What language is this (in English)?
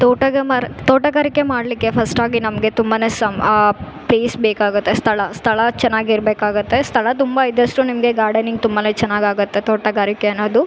Kannada